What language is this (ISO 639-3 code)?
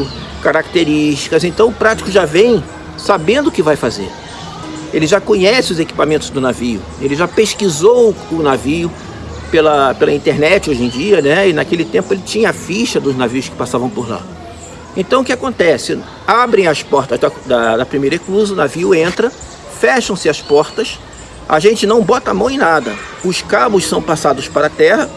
por